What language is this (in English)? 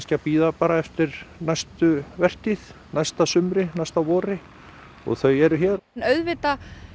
Icelandic